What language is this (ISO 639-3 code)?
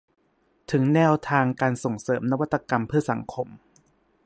tha